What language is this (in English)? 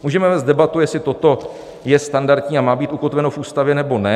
Czech